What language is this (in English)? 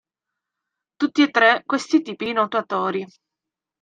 Italian